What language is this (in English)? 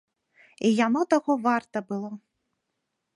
Belarusian